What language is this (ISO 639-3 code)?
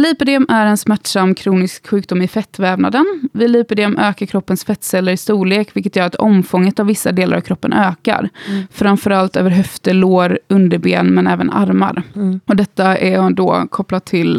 swe